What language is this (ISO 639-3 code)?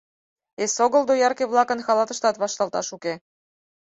chm